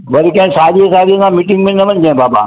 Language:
Sindhi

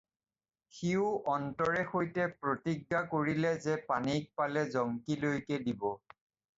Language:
Assamese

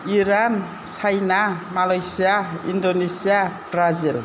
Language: Bodo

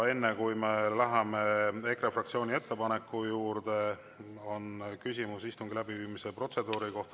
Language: Estonian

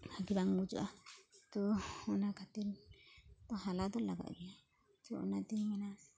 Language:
Santali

